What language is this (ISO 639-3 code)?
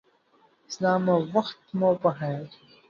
pus